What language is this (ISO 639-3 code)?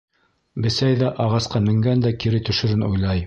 bak